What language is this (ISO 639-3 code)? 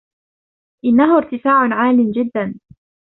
ara